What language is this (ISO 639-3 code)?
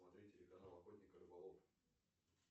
rus